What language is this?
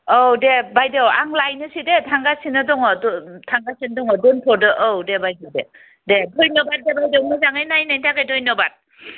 Bodo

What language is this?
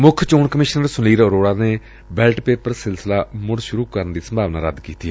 Punjabi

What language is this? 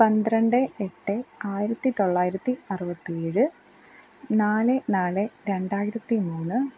Malayalam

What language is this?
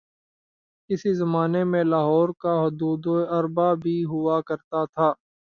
Urdu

